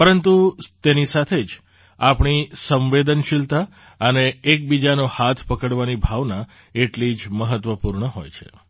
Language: Gujarati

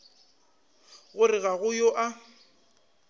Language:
Northern Sotho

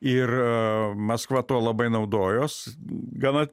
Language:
Lithuanian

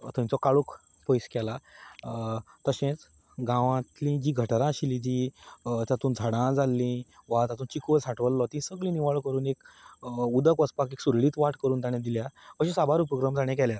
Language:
Konkani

